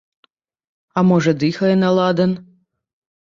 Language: Belarusian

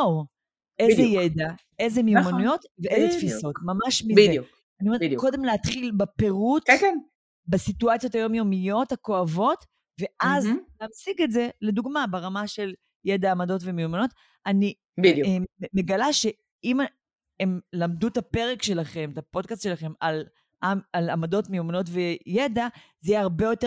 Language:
Hebrew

